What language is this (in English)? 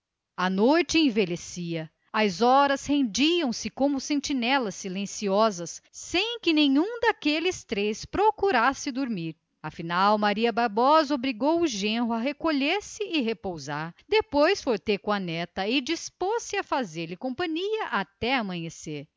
Portuguese